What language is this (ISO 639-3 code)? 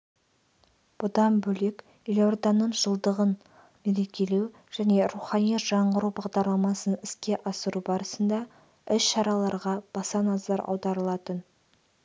kaz